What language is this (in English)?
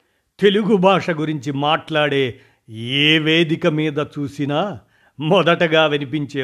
Telugu